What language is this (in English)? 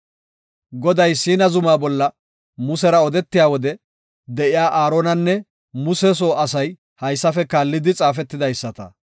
Gofa